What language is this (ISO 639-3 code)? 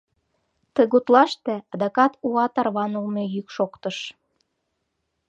chm